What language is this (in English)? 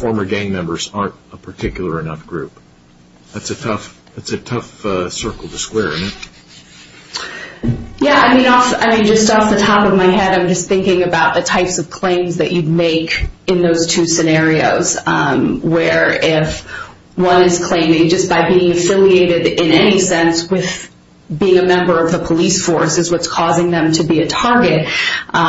English